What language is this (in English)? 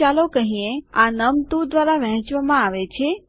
Gujarati